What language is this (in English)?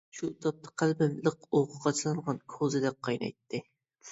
Uyghur